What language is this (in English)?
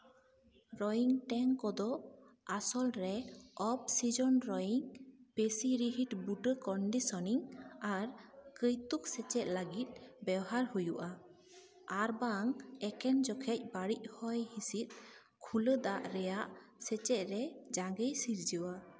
Santali